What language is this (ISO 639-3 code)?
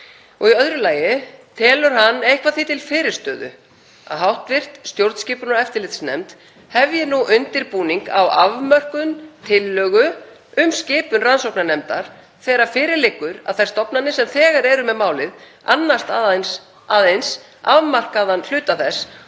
isl